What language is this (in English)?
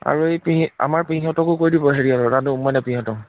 Assamese